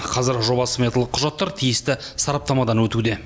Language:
Kazakh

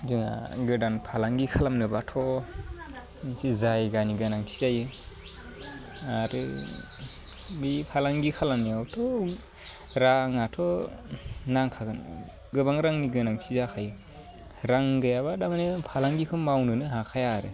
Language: Bodo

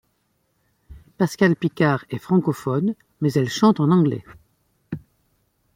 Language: French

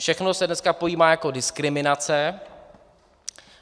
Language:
Czech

